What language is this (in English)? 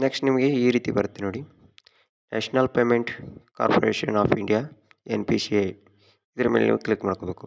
Kannada